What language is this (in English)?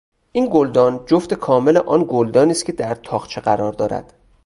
Persian